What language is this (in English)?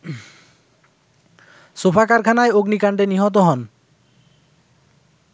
Bangla